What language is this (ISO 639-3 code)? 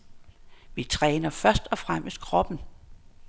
dan